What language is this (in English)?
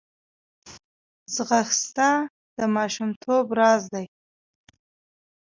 Pashto